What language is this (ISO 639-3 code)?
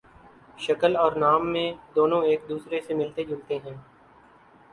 urd